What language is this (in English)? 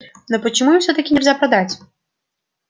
Russian